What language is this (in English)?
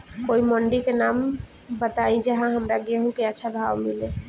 Bhojpuri